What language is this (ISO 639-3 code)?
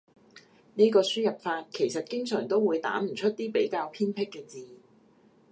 yue